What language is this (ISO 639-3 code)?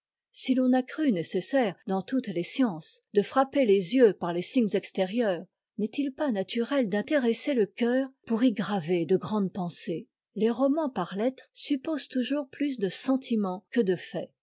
fra